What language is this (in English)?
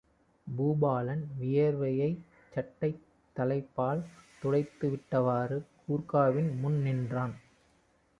Tamil